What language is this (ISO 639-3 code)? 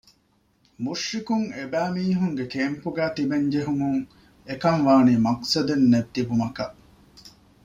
div